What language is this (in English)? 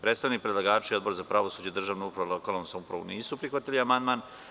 Serbian